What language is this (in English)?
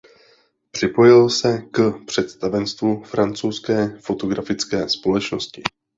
Czech